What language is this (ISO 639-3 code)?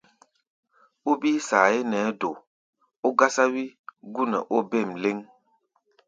gba